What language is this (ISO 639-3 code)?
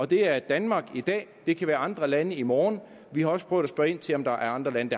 dan